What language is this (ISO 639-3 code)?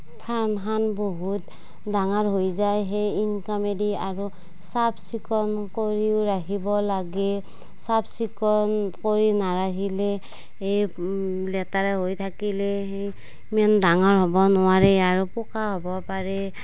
asm